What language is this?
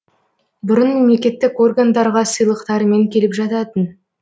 Kazakh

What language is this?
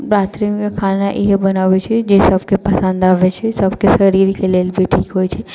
Maithili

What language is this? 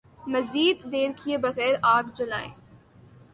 Urdu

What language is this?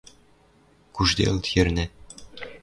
Western Mari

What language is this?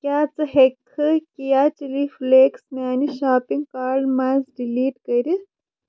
Kashmiri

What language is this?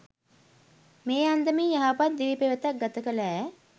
Sinhala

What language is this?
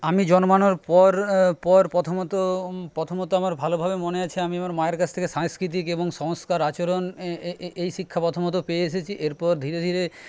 Bangla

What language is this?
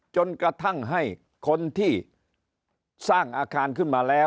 Thai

